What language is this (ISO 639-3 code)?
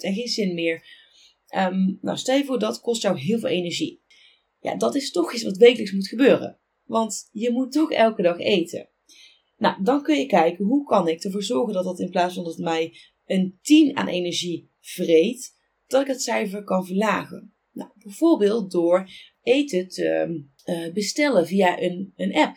nld